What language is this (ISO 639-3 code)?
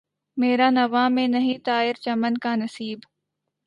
urd